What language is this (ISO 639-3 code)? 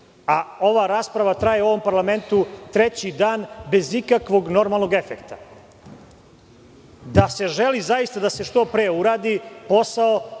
srp